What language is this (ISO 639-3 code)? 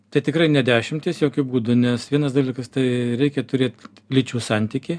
lit